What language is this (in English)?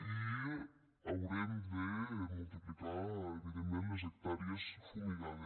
Catalan